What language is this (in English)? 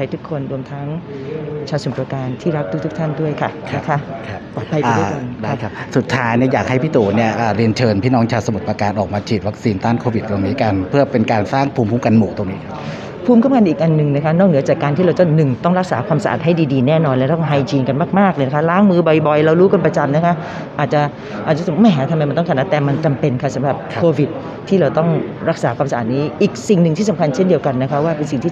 Thai